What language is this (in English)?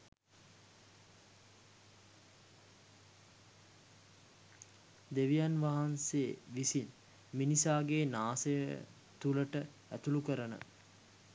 Sinhala